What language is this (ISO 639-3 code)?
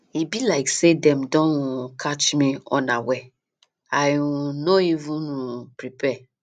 pcm